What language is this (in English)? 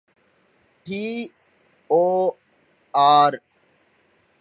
Divehi